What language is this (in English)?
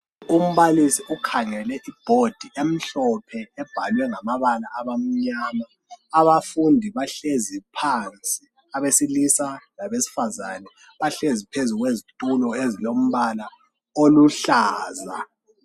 North Ndebele